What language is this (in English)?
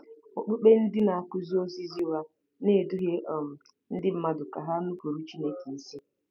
Igbo